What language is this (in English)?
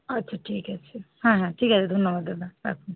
Bangla